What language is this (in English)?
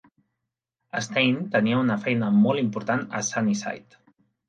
Catalan